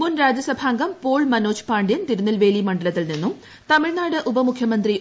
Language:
Malayalam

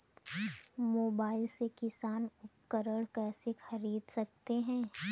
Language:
Hindi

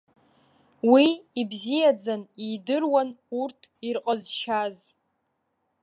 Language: Abkhazian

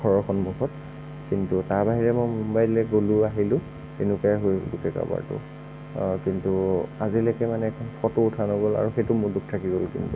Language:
Assamese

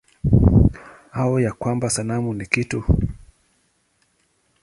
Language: Swahili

